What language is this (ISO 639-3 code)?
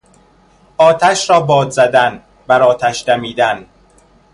fas